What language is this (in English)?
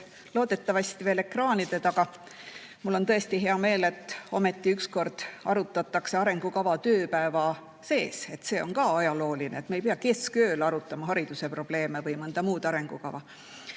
Estonian